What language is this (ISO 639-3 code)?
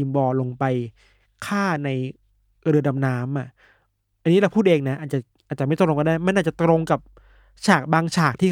tha